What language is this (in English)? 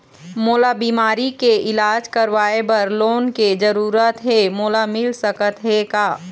Chhattisgarhi